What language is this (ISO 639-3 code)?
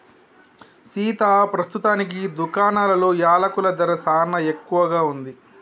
tel